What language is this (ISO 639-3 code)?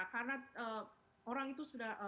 ind